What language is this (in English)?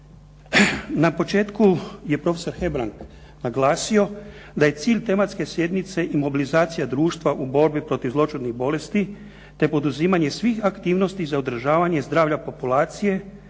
Croatian